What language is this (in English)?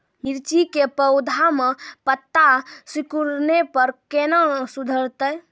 Maithili